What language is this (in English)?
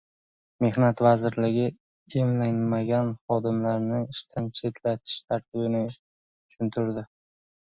Uzbek